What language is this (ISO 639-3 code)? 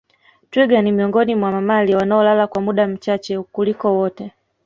swa